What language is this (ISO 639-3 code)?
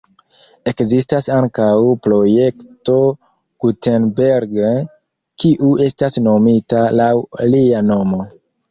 epo